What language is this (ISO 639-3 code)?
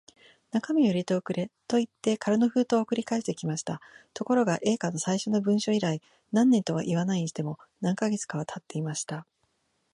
jpn